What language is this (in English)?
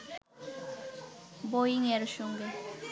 Bangla